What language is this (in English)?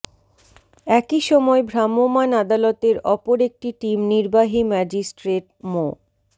Bangla